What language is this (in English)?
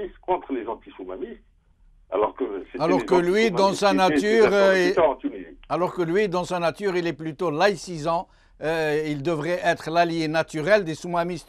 French